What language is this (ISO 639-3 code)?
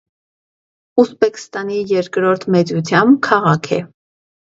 hye